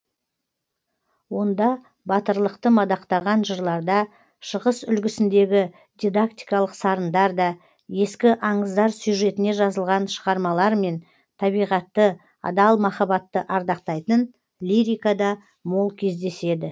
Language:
Kazakh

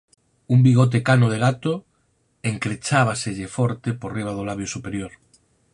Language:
Galician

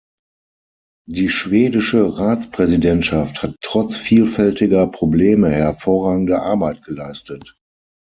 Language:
German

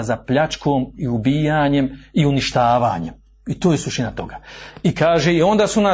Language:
Croatian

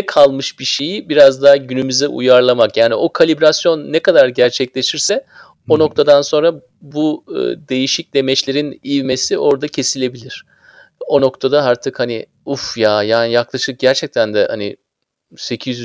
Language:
Turkish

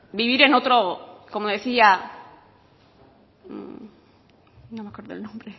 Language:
Spanish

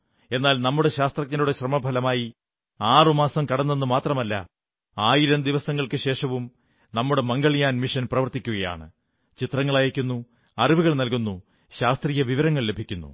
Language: Malayalam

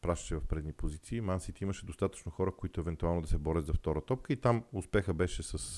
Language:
Bulgarian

